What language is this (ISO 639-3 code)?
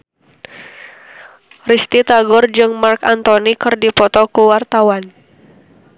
sun